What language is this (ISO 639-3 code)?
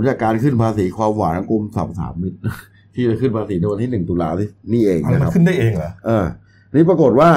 tha